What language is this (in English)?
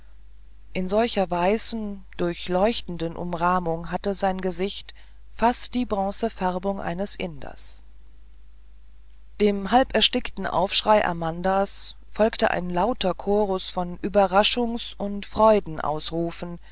German